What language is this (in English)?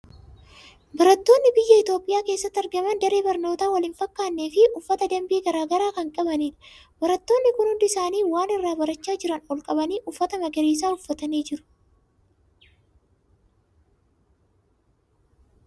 Oromo